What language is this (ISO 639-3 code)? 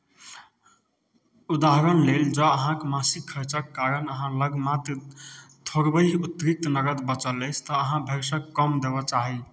mai